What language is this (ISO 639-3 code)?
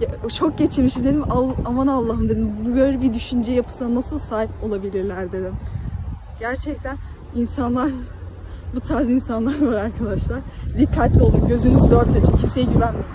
tur